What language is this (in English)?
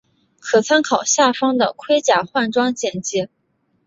Chinese